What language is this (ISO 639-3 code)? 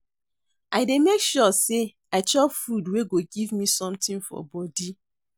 pcm